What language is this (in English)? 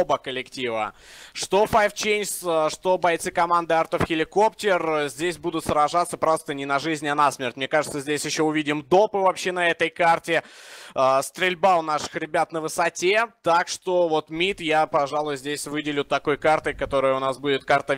Russian